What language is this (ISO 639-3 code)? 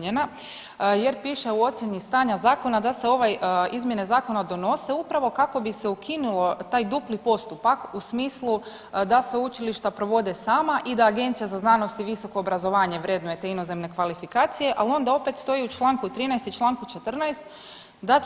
hrv